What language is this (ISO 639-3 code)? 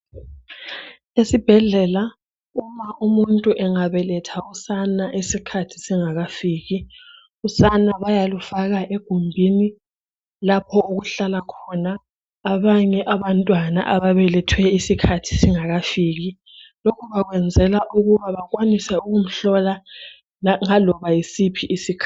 nde